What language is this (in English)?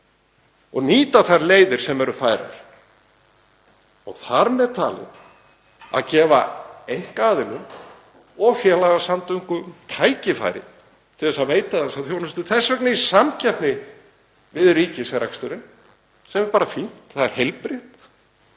Icelandic